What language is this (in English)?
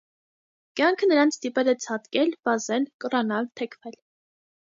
Armenian